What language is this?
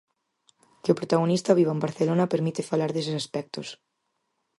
Galician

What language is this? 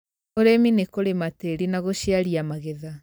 Kikuyu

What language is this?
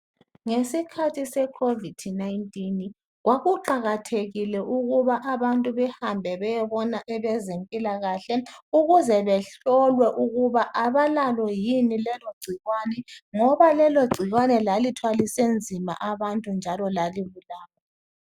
North Ndebele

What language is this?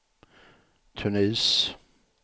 Swedish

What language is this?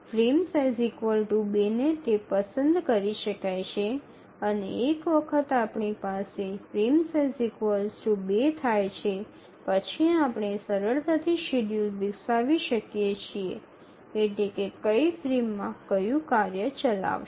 Gujarati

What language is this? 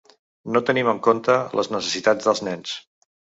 Catalan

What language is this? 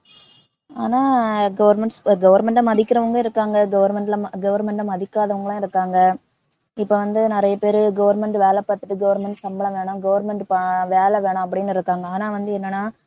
Tamil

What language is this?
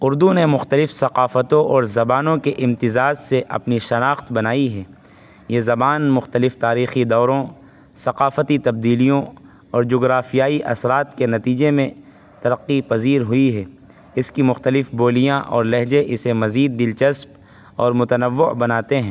Urdu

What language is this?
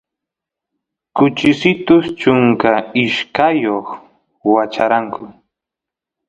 Santiago del Estero Quichua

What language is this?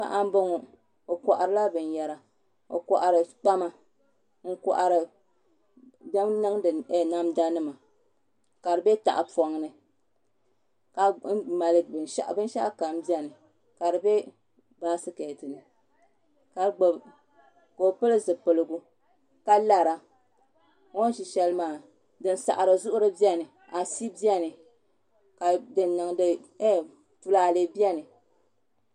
Dagbani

